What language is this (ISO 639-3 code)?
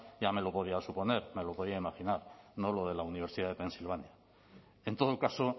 spa